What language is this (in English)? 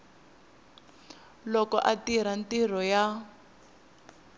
Tsonga